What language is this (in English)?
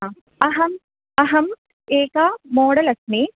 Sanskrit